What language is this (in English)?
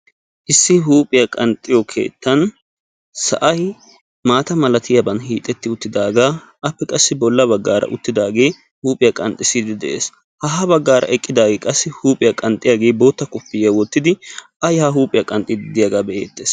Wolaytta